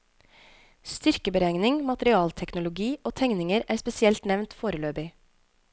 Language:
Norwegian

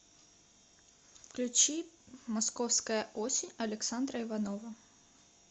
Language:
Russian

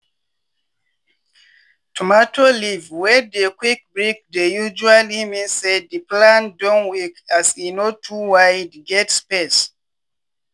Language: Nigerian Pidgin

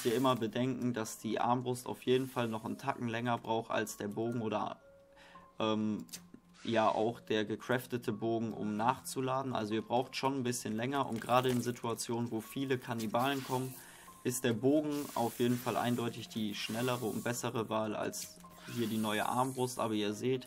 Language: German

